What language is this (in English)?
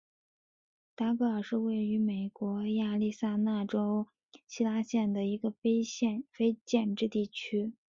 Chinese